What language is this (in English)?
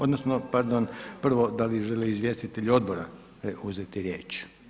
Croatian